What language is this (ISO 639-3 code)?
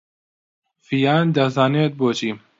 ckb